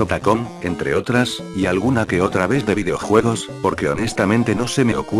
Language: Spanish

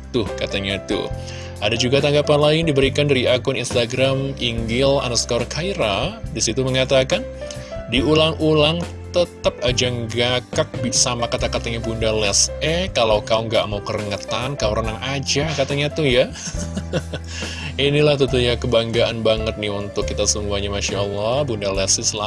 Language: Indonesian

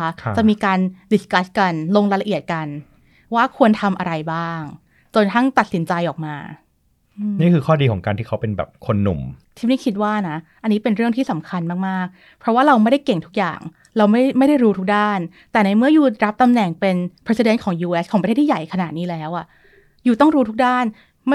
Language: Thai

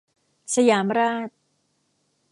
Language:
Thai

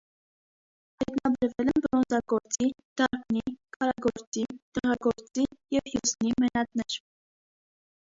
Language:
Armenian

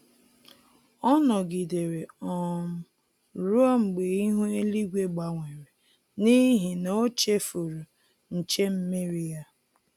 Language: Igbo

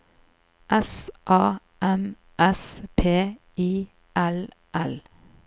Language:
Norwegian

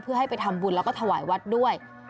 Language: Thai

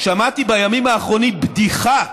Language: Hebrew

